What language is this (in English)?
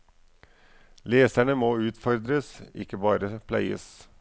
Norwegian